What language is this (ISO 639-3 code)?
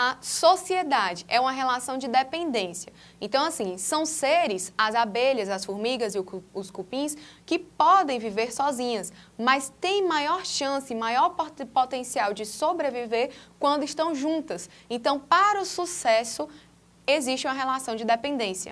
por